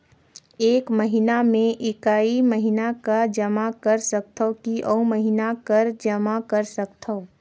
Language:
Chhattisgarhi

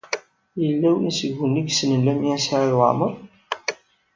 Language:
Kabyle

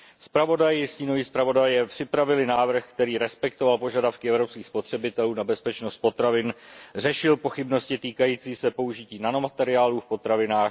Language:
Czech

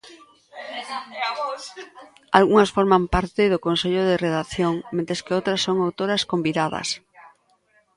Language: Galician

